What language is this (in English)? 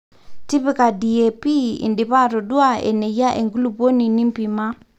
Masai